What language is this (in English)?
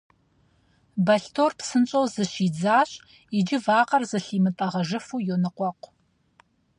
Kabardian